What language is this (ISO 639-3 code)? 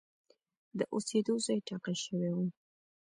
pus